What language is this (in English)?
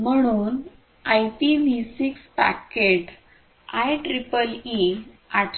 Marathi